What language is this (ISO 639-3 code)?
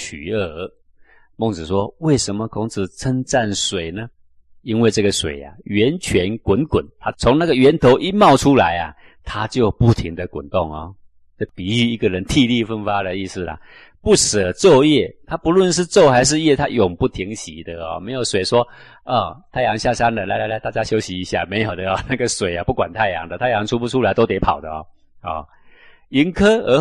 zho